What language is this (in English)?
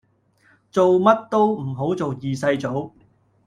Cantonese